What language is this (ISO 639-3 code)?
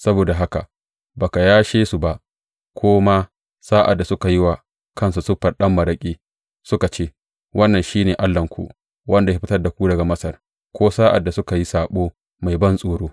hau